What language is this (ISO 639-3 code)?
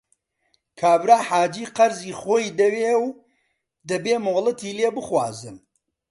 ckb